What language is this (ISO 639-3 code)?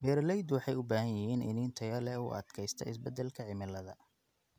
som